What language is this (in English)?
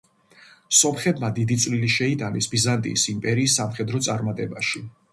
Georgian